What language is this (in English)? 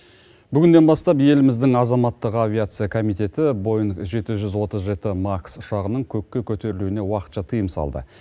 Kazakh